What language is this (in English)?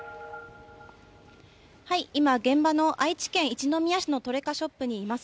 Japanese